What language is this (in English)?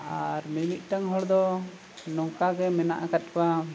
Santali